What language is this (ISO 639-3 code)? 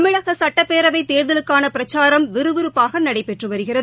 tam